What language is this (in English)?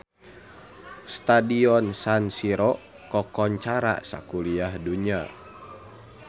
Sundanese